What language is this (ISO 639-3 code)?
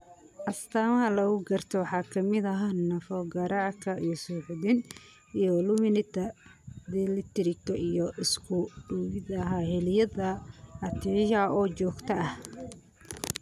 som